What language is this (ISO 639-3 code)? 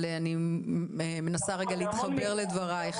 heb